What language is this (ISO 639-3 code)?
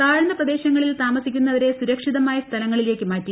mal